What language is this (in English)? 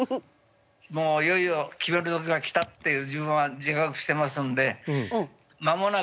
Japanese